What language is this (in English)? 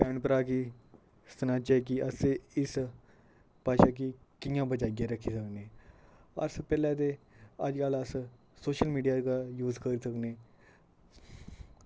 Dogri